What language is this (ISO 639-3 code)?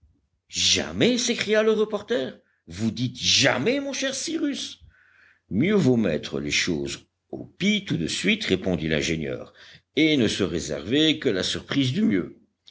fra